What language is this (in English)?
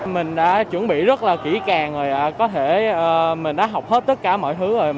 Vietnamese